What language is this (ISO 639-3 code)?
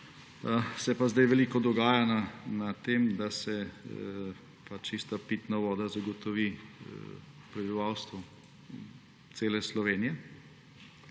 slv